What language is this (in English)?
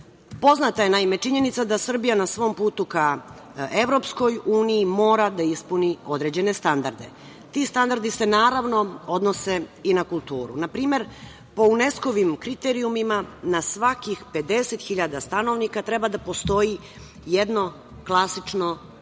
Serbian